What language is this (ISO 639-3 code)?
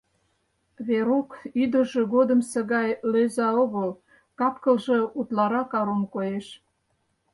chm